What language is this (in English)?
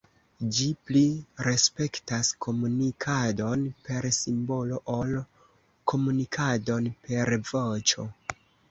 Esperanto